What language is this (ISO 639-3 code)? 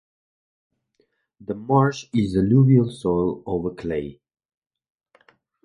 eng